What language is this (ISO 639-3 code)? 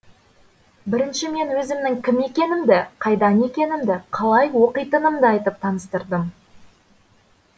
kaz